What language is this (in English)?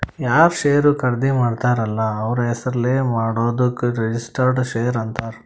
Kannada